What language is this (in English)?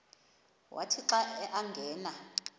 Xhosa